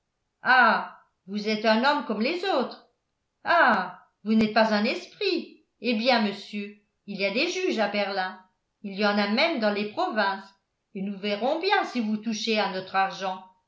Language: French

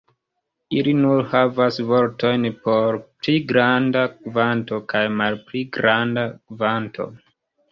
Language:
Esperanto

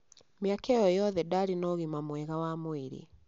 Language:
Kikuyu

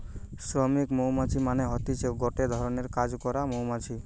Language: Bangla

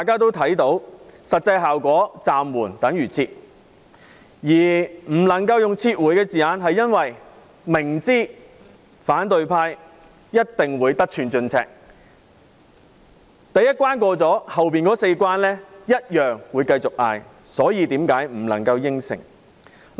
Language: Cantonese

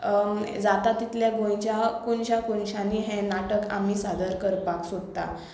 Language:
Konkani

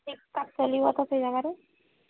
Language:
Odia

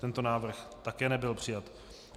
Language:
Czech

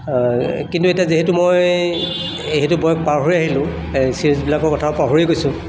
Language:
Assamese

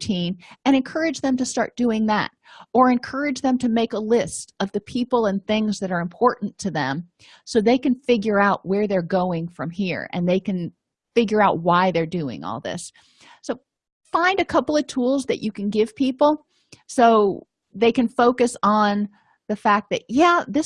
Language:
English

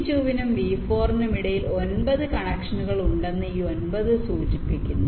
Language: Malayalam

